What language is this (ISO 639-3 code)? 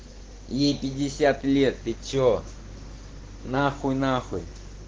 rus